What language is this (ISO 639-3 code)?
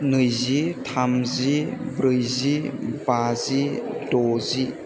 brx